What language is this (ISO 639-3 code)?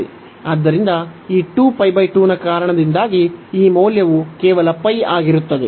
kan